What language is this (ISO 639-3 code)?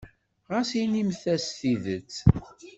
kab